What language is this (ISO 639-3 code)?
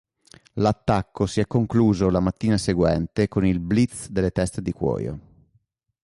ita